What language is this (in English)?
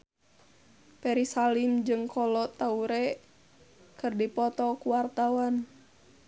Sundanese